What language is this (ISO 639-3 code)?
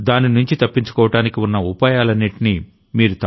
tel